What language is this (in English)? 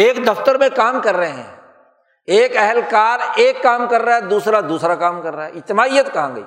Urdu